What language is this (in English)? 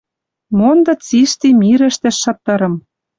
Western Mari